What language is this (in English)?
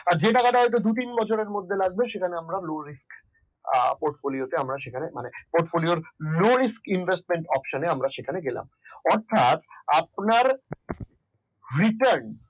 Bangla